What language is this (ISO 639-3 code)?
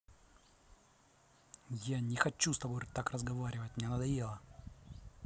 rus